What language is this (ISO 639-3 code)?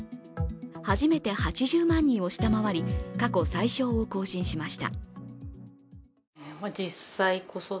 jpn